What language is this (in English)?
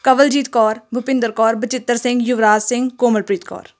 Punjabi